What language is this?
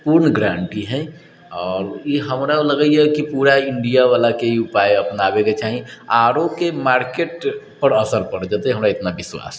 Maithili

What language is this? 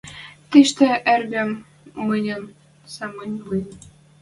Western Mari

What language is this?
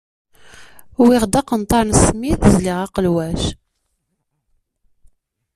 Kabyle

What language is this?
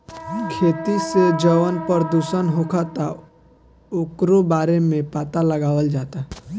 Bhojpuri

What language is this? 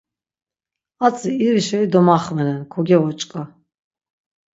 Laz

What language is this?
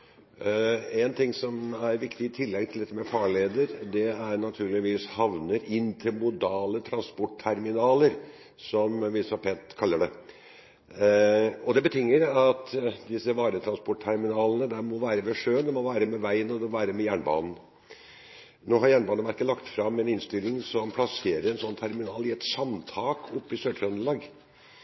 Norwegian Bokmål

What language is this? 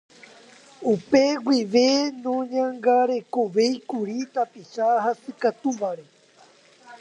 Guarani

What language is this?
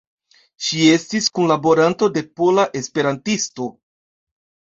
Esperanto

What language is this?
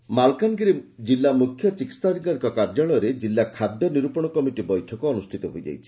Odia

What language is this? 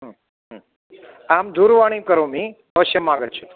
Sanskrit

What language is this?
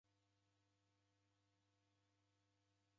Taita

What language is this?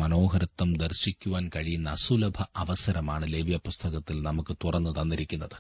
Malayalam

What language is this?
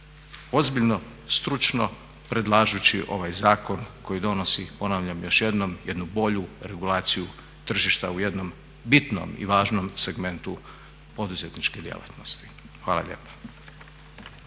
Croatian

